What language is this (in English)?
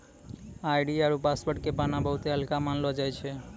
Maithili